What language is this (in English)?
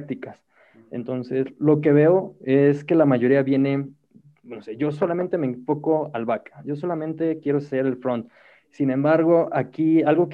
Spanish